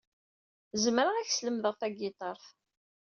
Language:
Kabyle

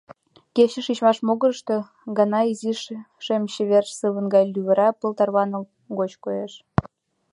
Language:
Mari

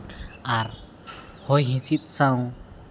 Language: Santali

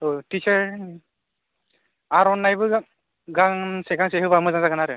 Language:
Bodo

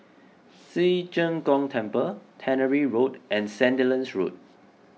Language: English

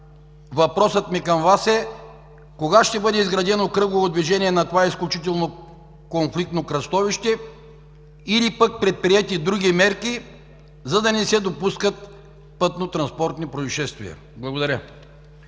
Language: Bulgarian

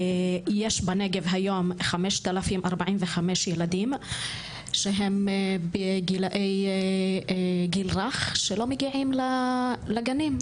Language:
Hebrew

